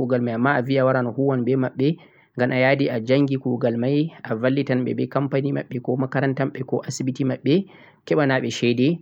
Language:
Central-Eastern Niger Fulfulde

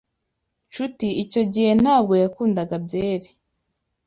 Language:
Kinyarwanda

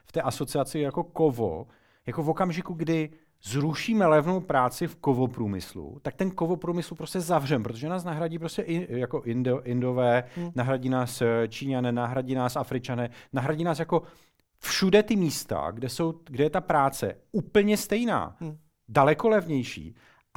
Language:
Czech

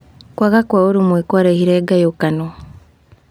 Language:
Kikuyu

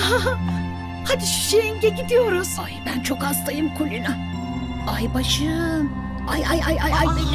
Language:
Turkish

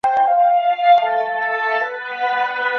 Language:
Chinese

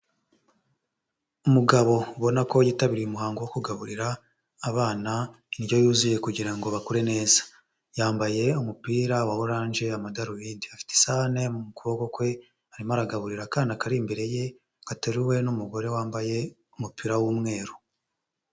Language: Kinyarwanda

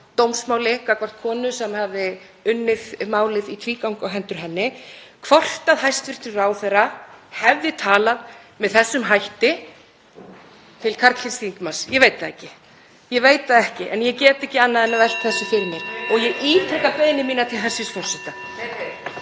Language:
Icelandic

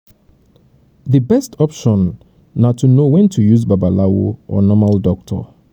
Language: Nigerian Pidgin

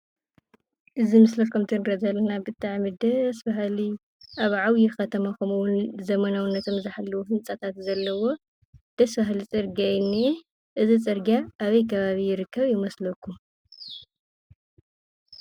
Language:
Tigrinya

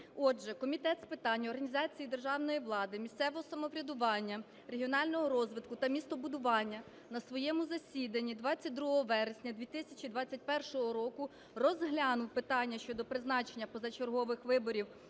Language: Ukrainian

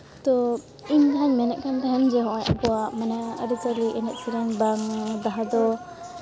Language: Santali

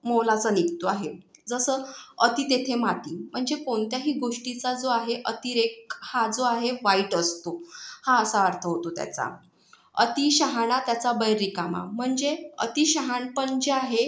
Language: Marathi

